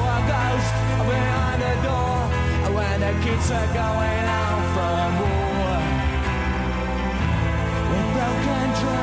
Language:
Danish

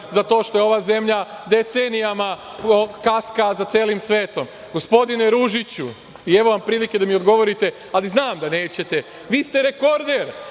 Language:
Serbian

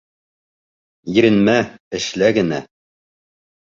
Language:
Bashkir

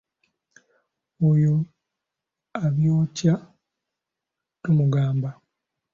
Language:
Ganda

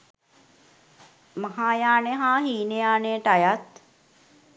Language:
Sinhala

